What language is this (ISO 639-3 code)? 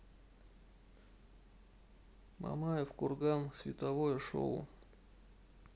rus